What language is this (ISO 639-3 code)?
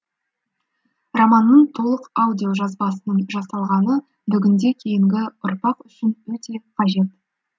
kaz